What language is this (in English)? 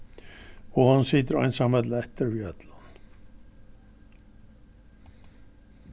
Faroese